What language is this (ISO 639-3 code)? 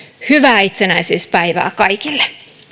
fin